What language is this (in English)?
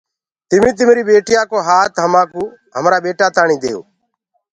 Gurgula